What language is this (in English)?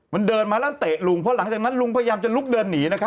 Thai